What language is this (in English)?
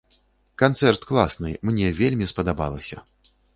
Belarusian